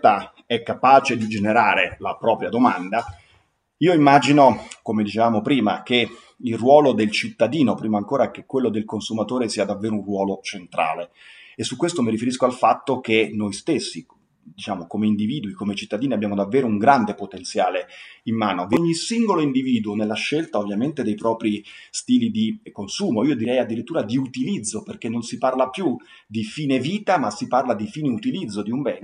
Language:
Italian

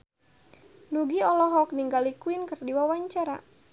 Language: Sundanese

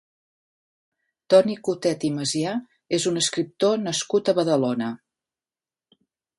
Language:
Catalan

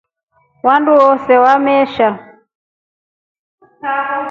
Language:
Rombo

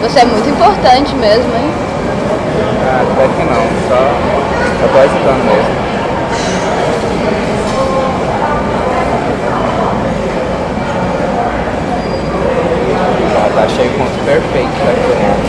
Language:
Portuguese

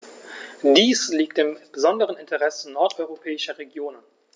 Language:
German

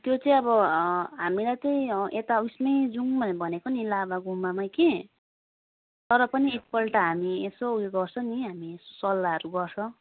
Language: Nepali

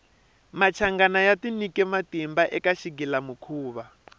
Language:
Tsonga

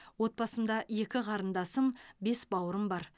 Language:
Kazakh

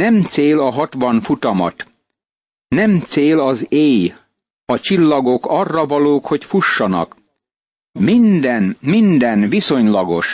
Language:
Hungarian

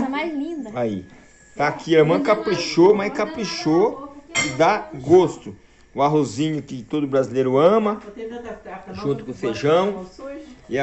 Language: Portuguese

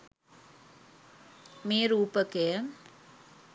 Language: Sinhala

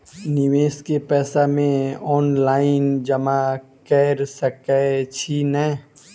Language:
Maithili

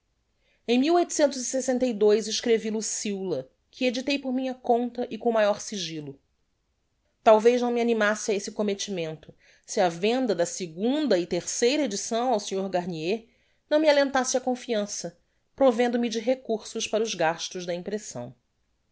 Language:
Portuguese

